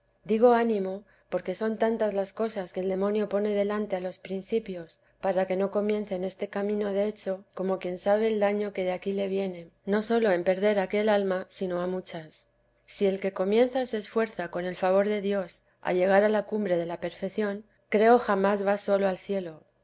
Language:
Spanish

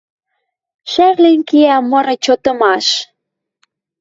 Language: Western Mari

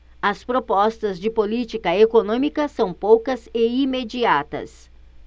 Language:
Portuguese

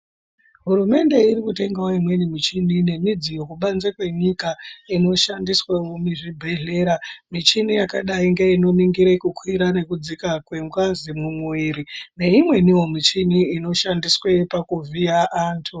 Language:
Ndau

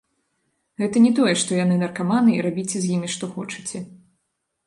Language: Belarusian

